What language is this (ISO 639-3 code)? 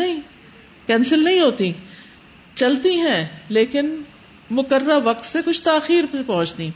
urd